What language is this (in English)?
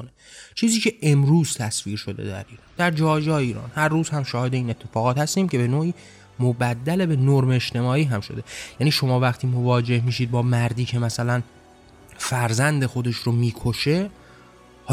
Persian